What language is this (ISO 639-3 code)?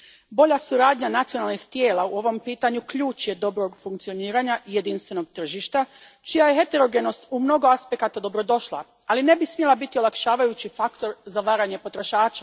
hrv